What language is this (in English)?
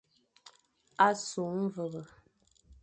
Fang